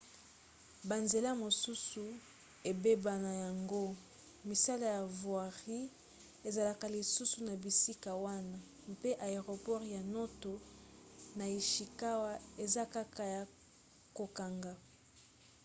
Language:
Lingala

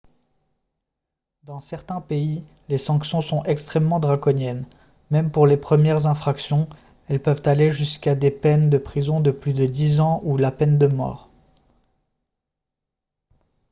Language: French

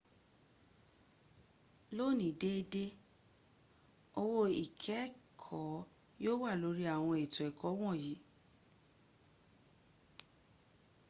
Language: Yoruba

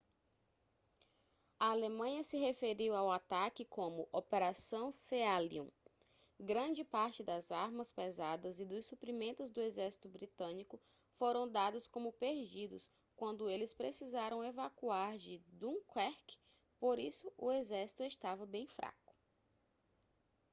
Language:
Portuguese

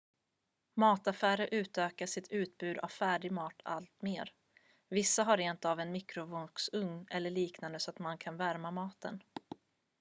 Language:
Swedish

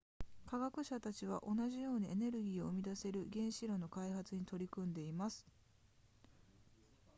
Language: Japanese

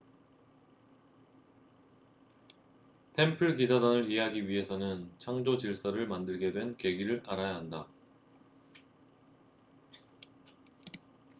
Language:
Korean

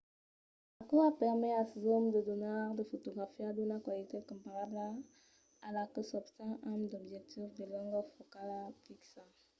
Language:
Occitan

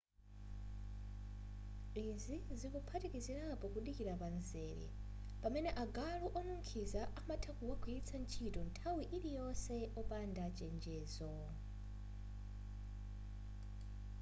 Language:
Nyanja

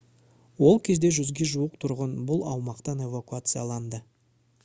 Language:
Kazakh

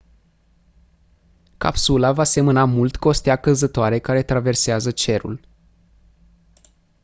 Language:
Romanian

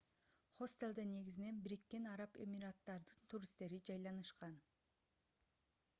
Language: Kyrgyz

